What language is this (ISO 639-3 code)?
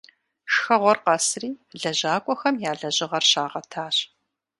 kbd